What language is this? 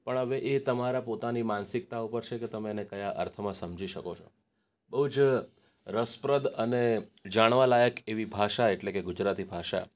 Gujarati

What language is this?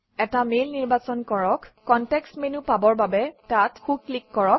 Assamese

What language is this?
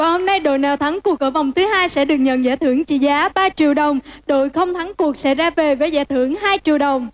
Vietnamese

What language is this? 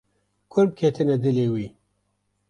Kurdish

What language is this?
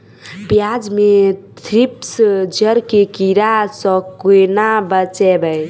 Maithili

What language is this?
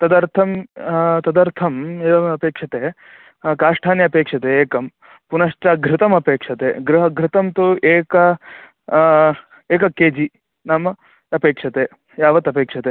Sanskrit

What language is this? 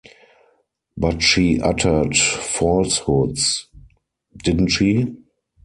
English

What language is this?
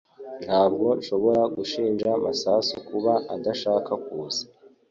Kinyarwanda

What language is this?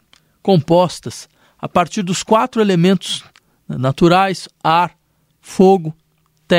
Portuguese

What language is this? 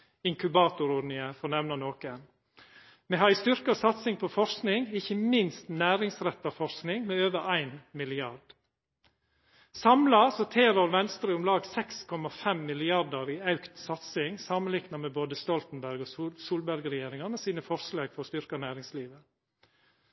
Norwegian Nynorsk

